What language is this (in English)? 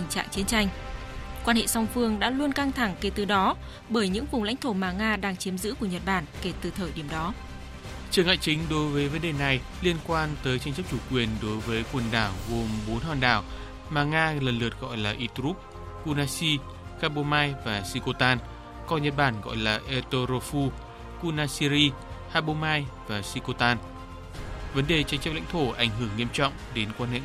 Vietnamese